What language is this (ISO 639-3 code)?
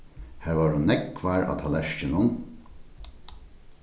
fao